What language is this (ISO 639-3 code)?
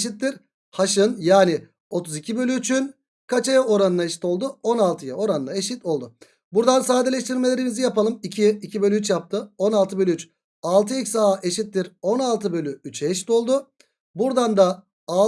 tur